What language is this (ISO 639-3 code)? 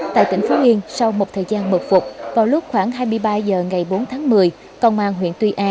vie